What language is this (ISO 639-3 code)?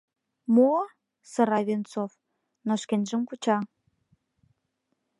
chm